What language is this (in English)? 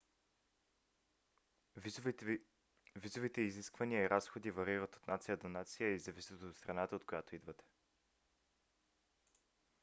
Bulgarian